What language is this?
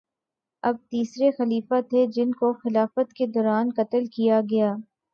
Urdu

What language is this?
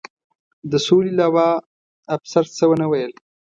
Pashto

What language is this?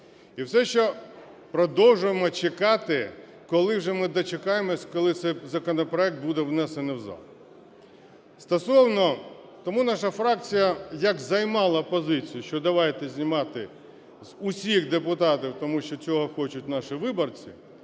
Ukrainian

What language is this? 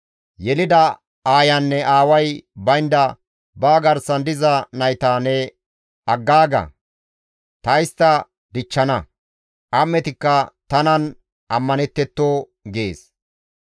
Gamo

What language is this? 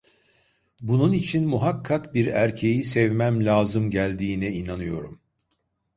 Turkish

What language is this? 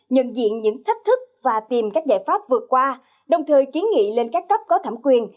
Vietnamese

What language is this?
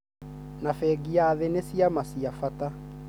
Kikuyu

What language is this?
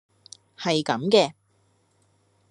Cantonese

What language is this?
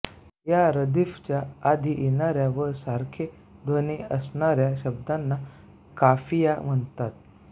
Marathi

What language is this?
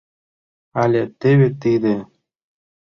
Mari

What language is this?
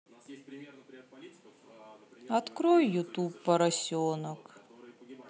Russian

